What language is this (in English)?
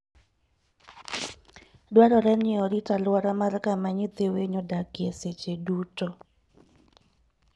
Luo (Kenya and Tanzania)